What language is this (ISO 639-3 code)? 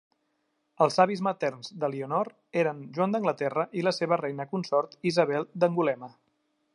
cat